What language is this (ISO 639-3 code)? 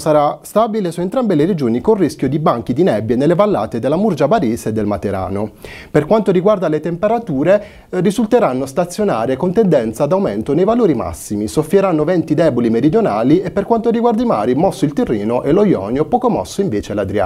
ita